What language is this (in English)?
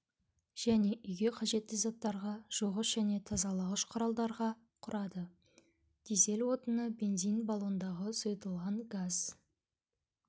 Kazakh